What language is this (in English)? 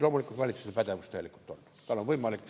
Estonian